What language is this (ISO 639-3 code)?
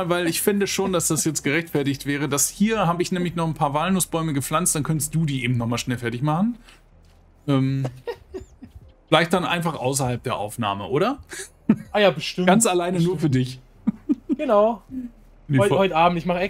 deu